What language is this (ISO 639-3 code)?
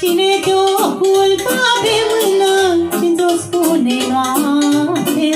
ron